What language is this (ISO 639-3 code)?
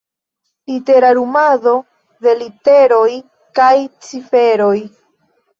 epo